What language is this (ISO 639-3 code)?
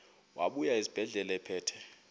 xho